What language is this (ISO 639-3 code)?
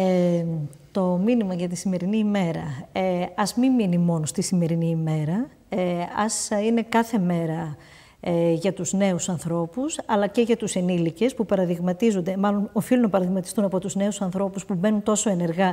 ell